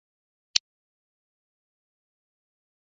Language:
Chinese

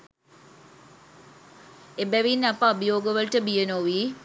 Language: Sinhala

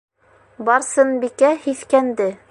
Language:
Bashkir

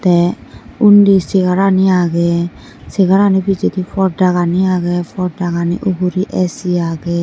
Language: Chakma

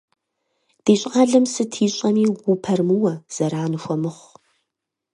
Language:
Kabardian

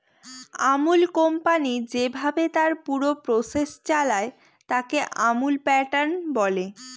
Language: Bangla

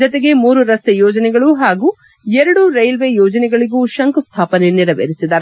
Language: Kannada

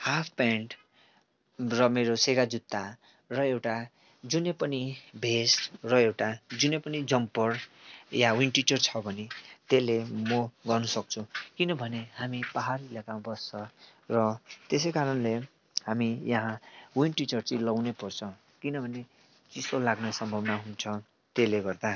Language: Nepali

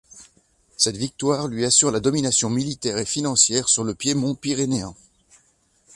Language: French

